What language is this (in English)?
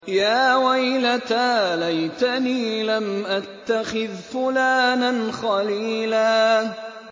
Arabic